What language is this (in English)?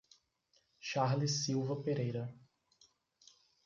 Portuguese